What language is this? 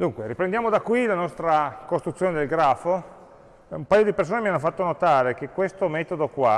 Italian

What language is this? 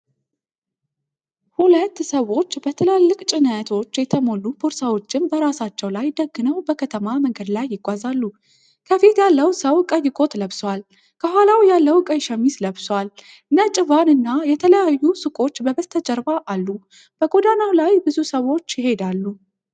Amharic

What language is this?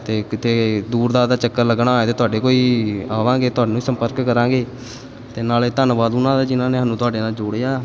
Punjabi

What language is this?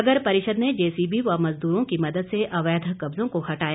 Hindi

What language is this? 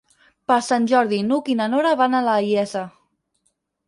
Catalan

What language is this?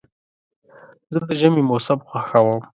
Pashto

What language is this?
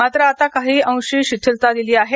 Marathi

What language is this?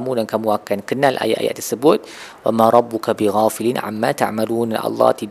Malay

